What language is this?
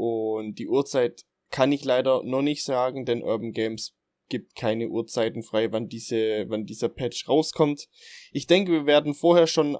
German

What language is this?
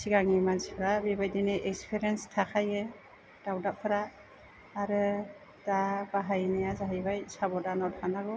Bodo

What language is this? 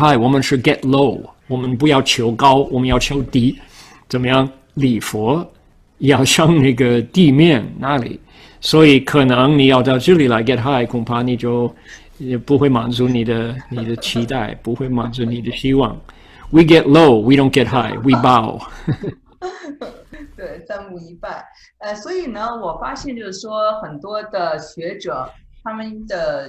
Chinese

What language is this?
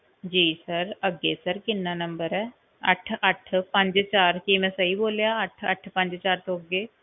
Punjabi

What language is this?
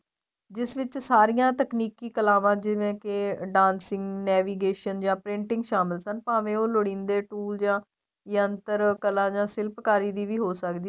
Punjabi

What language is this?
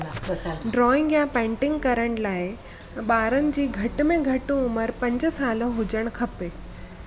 Sindhi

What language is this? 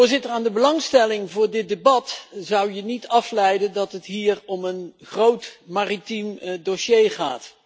Dutch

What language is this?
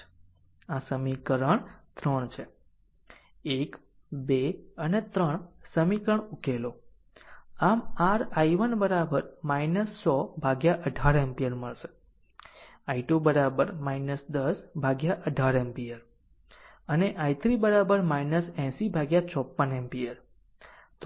Gujarati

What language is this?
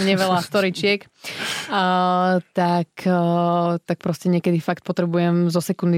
Slovak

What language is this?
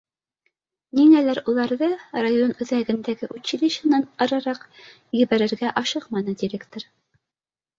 Bashkir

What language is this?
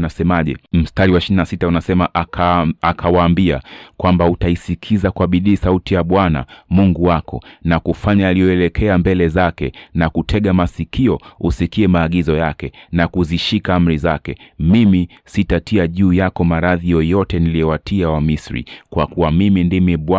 Swahili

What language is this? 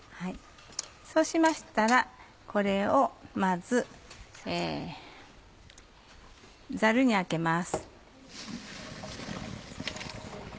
Japanese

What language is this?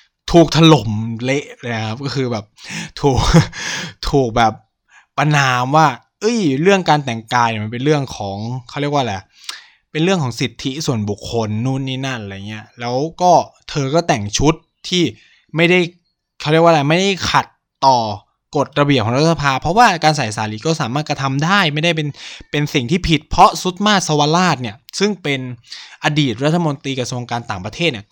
Thai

